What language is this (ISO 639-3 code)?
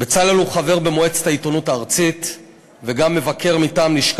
heb